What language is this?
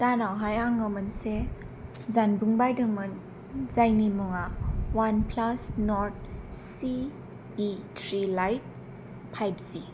Bodo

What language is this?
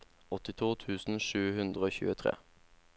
Norwegian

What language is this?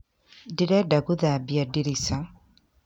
Kikuyu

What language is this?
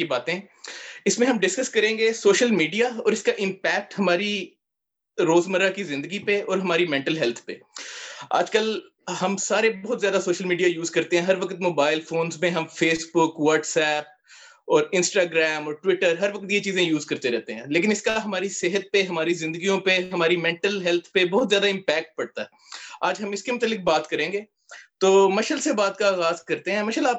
Urdu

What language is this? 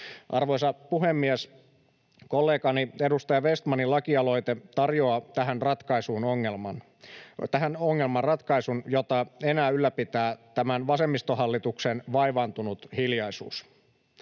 Finnish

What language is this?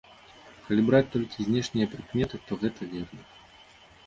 Belarusian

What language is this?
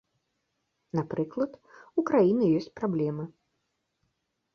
Belarusian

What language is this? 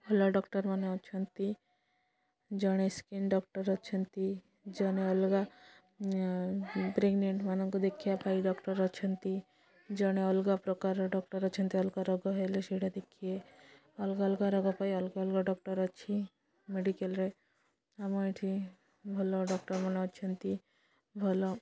Odia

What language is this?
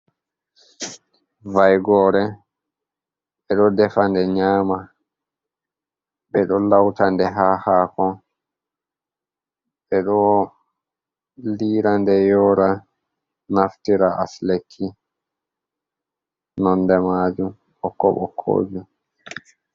Fula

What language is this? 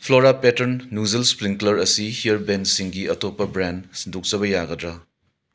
Manipuri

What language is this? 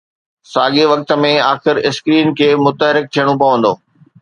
Sindhi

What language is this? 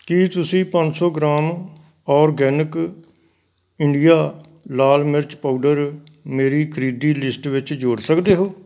Punjabi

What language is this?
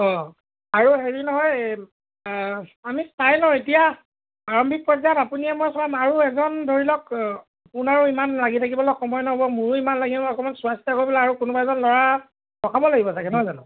Assamese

